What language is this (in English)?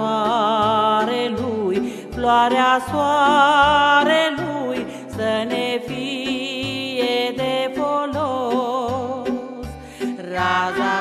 Romanian